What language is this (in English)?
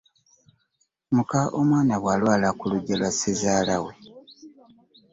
Ganda